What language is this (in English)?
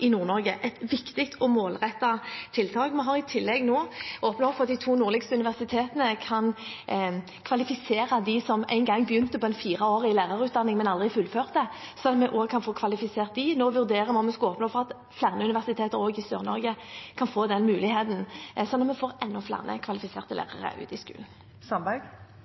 Norwegian